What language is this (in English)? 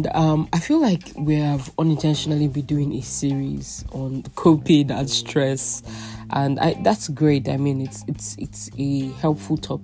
English